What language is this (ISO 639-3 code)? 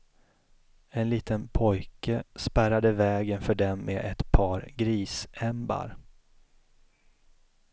swe